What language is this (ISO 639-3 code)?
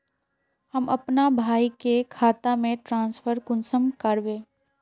mag